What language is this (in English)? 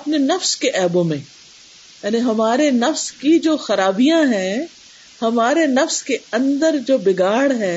Urdu